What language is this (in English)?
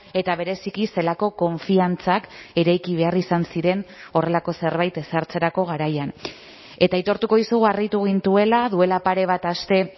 Basque